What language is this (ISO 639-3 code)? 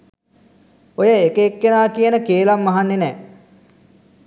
sin